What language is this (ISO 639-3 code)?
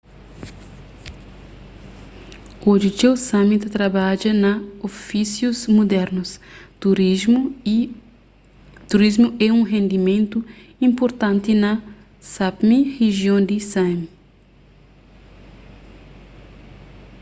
kea